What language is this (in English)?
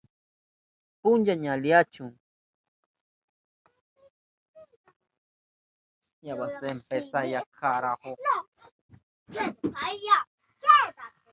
Southern Pastaza Quechua